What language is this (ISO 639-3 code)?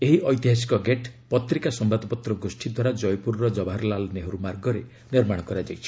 ori